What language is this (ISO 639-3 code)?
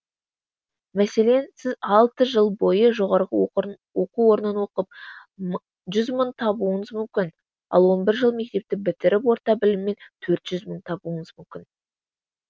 kaz